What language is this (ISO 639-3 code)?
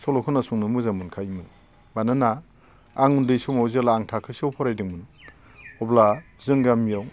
brx